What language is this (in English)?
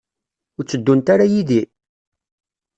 Kabyle